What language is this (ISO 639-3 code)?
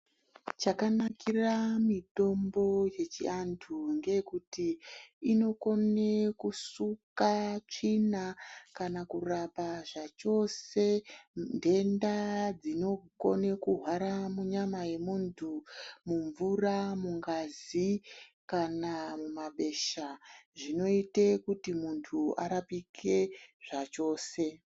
ndc